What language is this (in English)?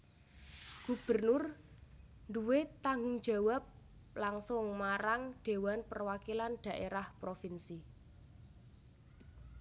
Javanese